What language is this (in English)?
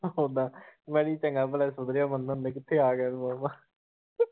Punjabi